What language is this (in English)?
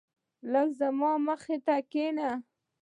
Pashto